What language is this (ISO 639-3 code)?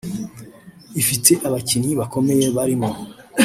kin